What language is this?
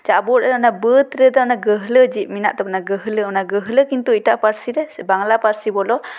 Santali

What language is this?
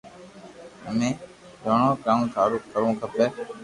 Loarki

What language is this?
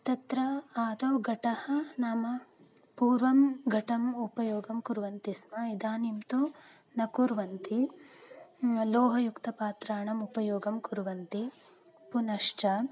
Sanskrit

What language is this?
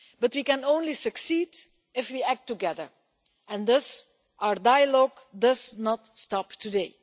English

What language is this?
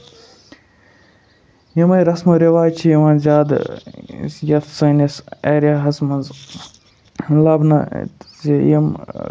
Kashmiri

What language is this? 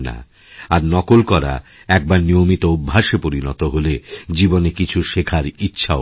Bangla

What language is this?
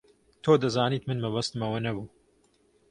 Central Kurdish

